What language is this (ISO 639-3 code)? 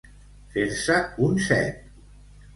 cat